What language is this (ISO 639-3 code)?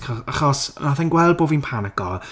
cym